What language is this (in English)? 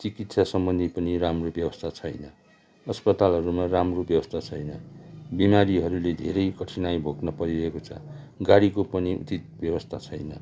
Nepali